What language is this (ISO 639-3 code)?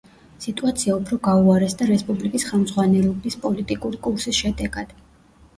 kat